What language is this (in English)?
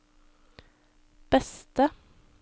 Norwegian